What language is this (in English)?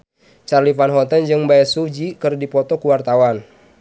Sundanese